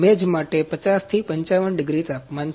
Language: Gujarati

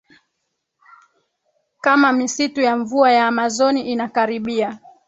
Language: Swahili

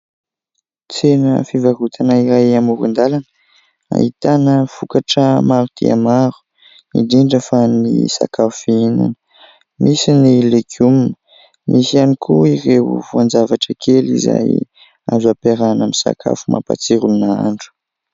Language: Malagasy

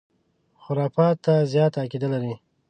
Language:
Pashto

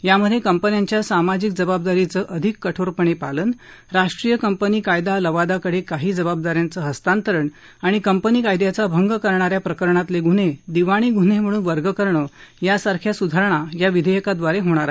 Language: Marathi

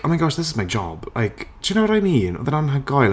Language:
Welsh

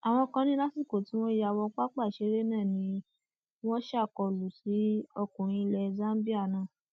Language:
Yoruba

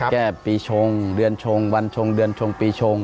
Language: Thai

